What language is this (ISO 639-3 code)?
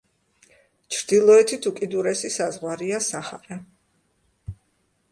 kat